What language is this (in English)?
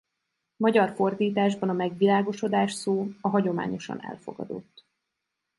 Hungarian